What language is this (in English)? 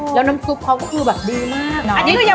Thai